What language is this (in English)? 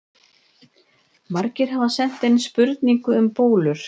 Icelandic